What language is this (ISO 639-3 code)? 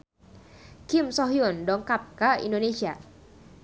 sun